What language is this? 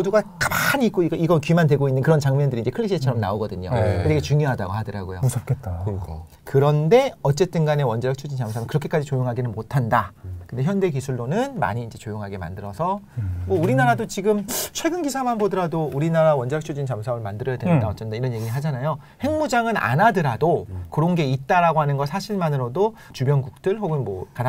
Korean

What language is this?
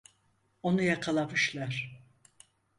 Turkish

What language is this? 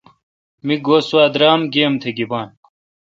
Kalkoti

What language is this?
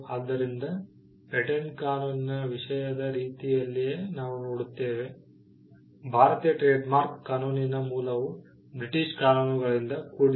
Kannada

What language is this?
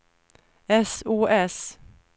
Swedish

